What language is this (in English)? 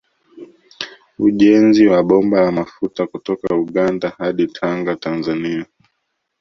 Swahili